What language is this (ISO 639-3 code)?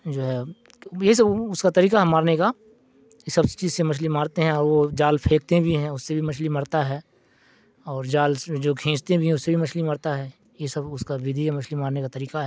urd